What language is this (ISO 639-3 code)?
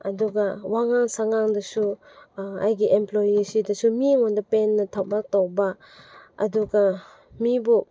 mni